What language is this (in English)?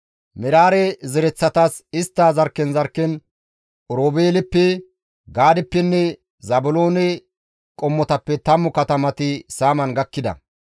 Gamo